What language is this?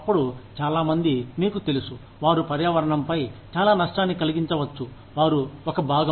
Telugu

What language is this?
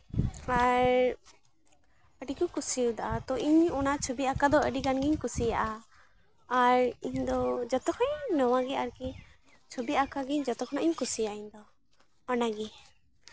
Santali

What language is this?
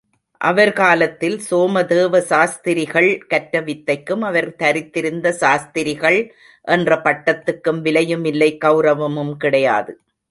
Tamil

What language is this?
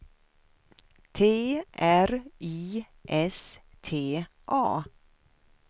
Swedish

